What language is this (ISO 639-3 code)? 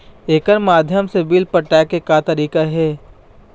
hne